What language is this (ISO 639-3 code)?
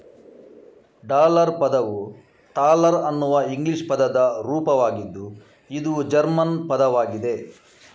kan